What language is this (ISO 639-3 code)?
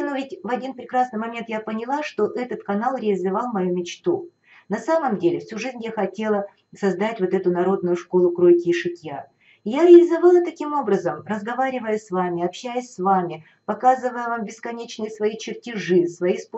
rus